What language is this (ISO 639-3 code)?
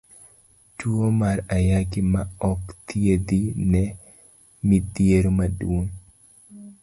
luo